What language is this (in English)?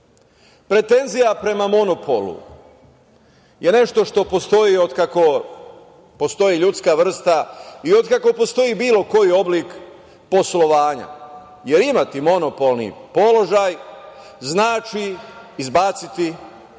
Serbian